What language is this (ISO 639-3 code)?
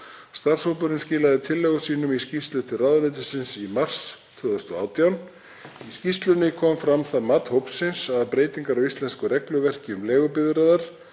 isl